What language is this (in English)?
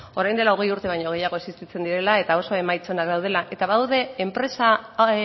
Basque